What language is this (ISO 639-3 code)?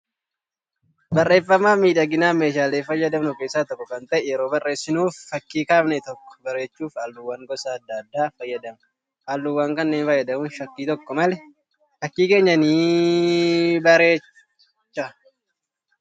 orm